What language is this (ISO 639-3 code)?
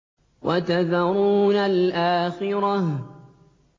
ara